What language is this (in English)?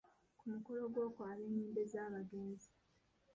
Ganda